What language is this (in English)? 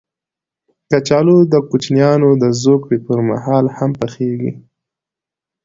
Pashto